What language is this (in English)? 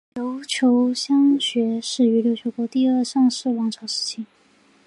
Chinese